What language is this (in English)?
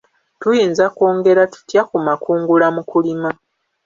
Ganda